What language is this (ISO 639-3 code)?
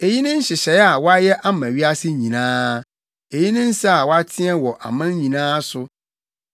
aka